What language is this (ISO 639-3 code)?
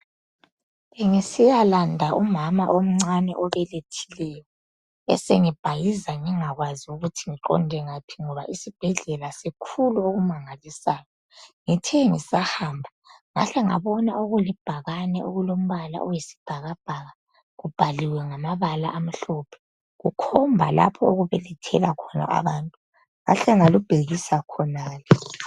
nde